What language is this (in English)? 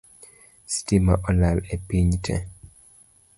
Luo (Kenya and Tanzania)